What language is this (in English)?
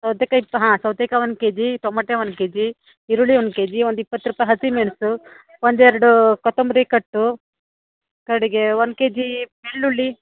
Kannada